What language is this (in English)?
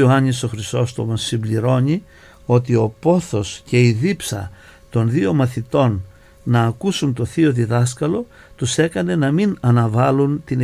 Greek